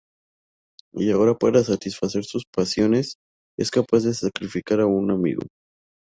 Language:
Spanish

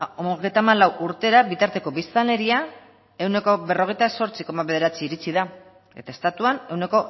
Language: Basque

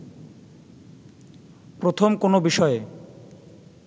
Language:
Bangla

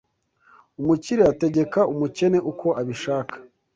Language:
Kinyarwanda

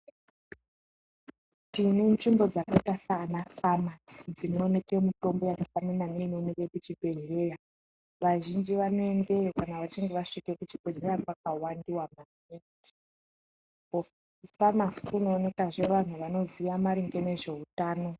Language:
Ndau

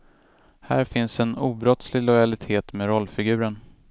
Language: Swedish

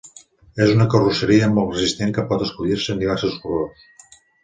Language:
Catalan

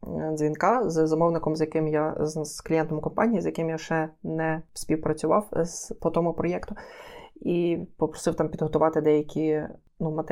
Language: Ukrainian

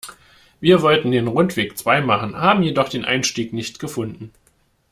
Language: German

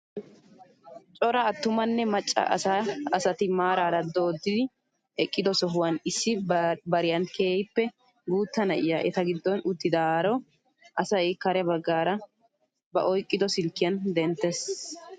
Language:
Wolaytta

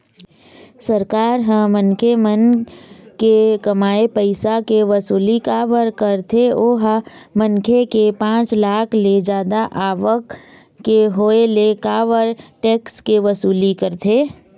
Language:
Chhattisgarhi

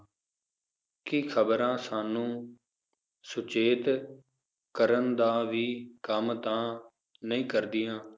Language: Punjabi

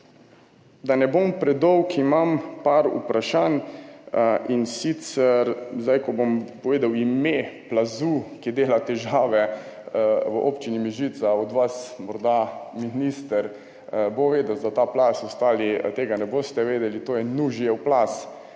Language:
Slovenian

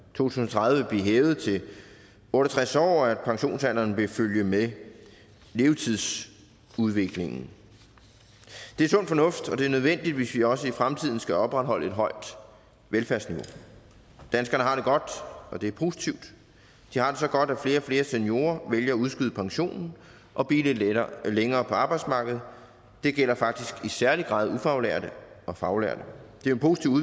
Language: Danish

